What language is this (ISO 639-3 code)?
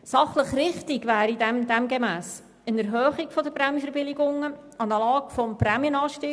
gsw